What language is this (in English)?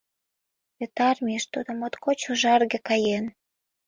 Mari